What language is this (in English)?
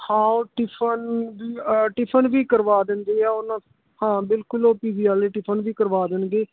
Punjabi